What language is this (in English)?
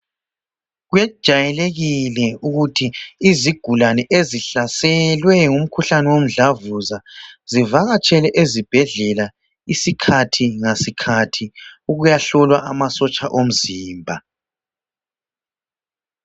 North Ndebele